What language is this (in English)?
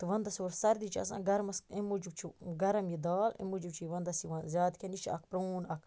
Kashmiri